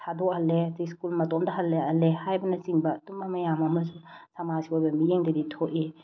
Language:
Manipuri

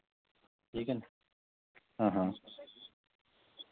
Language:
Dogri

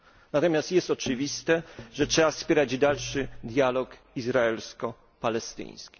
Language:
Polish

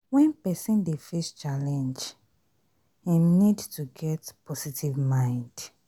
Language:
Nigerian Pidgin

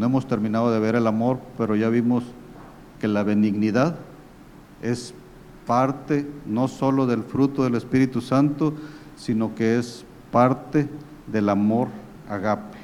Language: Spanish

